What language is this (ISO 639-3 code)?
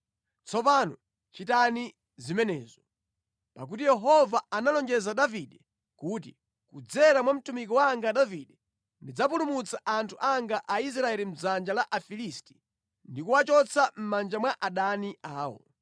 nya